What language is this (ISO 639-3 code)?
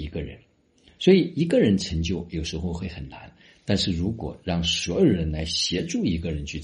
zho